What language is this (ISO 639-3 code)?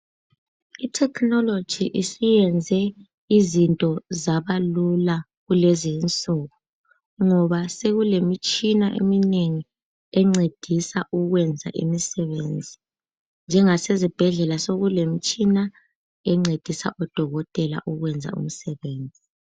nde